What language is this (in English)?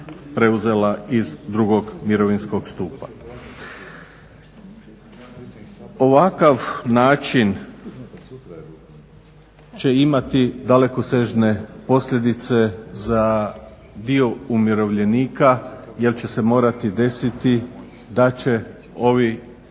Croatian